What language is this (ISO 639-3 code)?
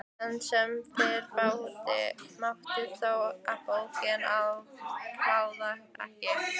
isl